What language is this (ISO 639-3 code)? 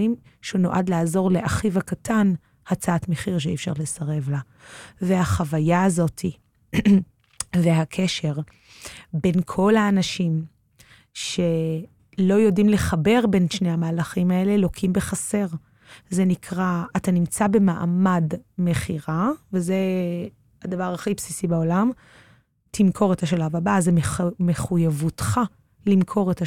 heb